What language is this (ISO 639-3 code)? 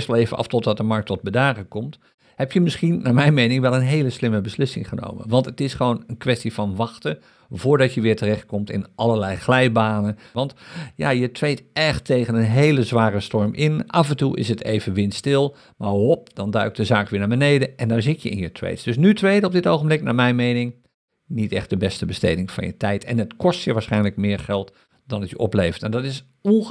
nld